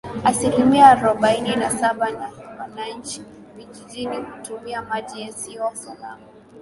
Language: Swahili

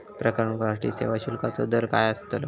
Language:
Marathi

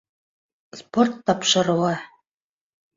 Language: Bashkir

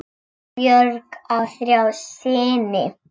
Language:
Icelandic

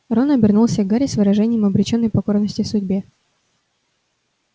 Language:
Russian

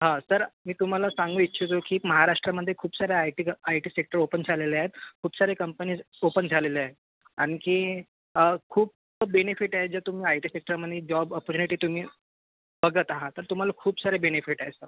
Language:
Marathi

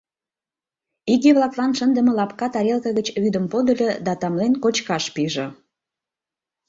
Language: Mari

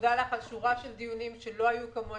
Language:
Hebrew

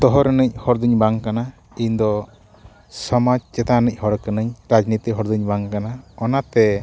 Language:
Santali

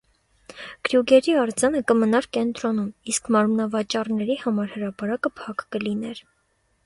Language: Armenian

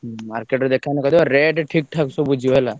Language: Odia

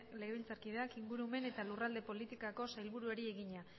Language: Basque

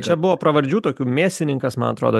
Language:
Lithuanian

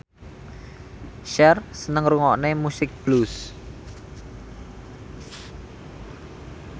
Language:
Javanese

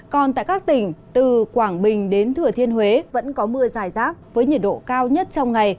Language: Vietnamese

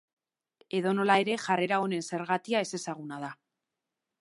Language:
Basque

